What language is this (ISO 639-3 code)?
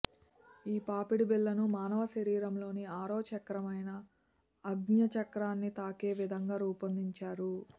tel